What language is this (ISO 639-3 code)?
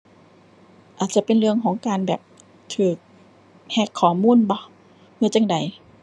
tha